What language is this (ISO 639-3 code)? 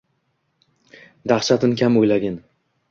uzb